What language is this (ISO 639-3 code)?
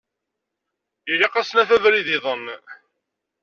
kab